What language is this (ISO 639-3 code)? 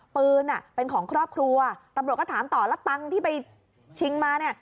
tha